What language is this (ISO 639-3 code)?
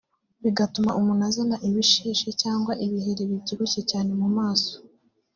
kin